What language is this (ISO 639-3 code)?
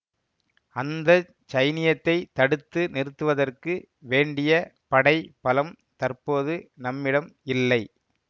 tam